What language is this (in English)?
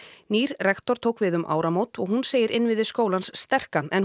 Icelandic